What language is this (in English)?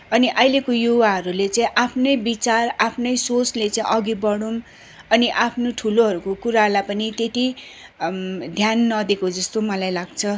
Nepali